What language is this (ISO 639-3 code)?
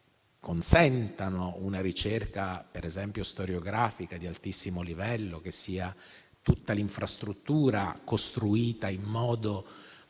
ita